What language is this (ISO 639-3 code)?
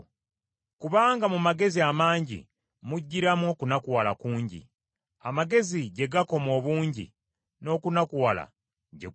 lug